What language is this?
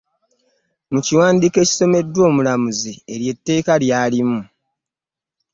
Ganda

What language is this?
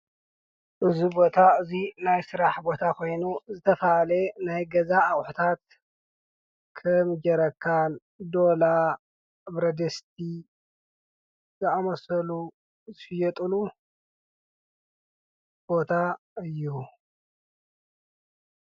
Tigrinya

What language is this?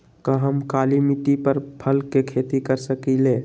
Magahi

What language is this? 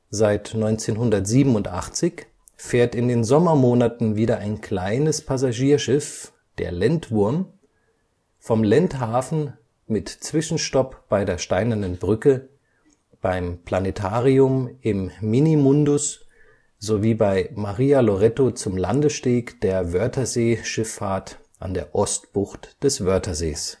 German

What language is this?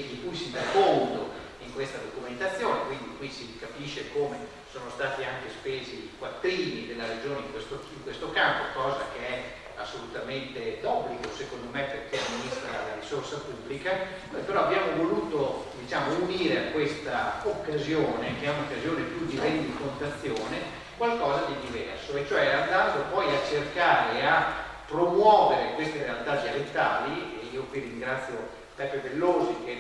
Italian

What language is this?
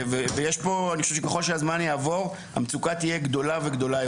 Hebrew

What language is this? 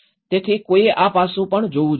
Gujarati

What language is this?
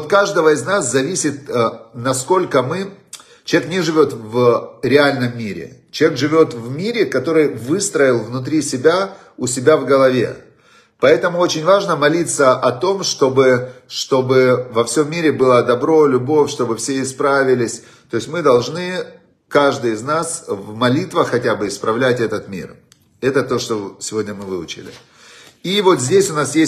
Russian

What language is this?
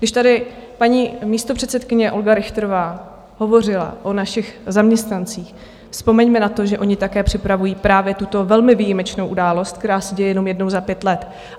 Czech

